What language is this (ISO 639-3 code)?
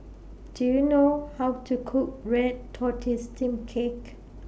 eng